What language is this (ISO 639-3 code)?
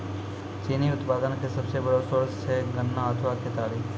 mai